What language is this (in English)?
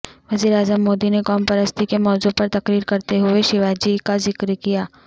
Urdu